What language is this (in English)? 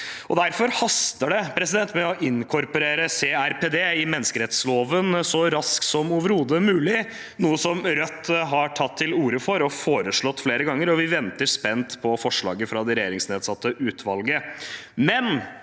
Norwegian